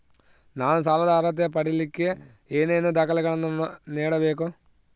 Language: Kannada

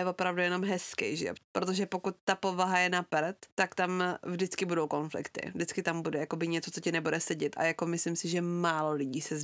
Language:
Czech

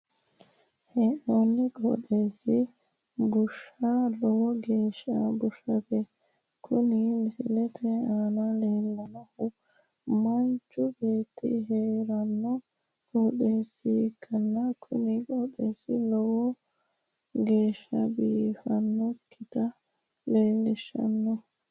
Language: Sidamo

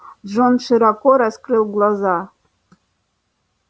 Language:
Russian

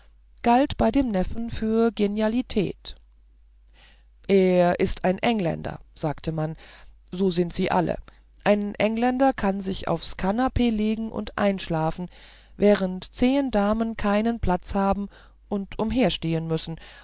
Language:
German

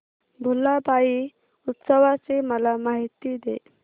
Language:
Marathi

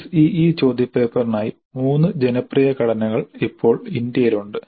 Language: Malayalam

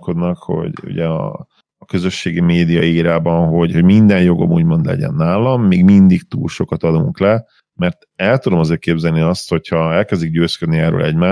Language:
Hungarian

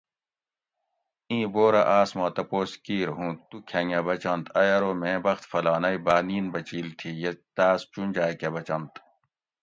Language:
Gawri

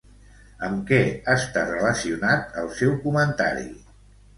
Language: Catalan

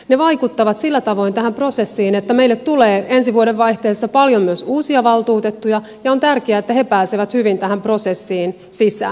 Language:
Finnish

